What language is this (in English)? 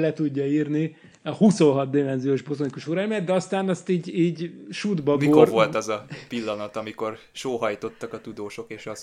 Hungarian